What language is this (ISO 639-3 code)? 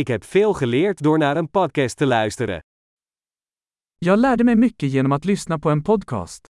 nld